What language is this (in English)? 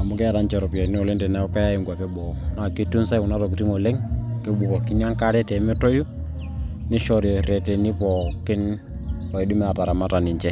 Masai